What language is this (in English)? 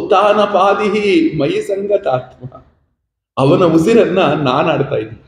Kannada